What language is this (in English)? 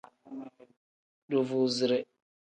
Tem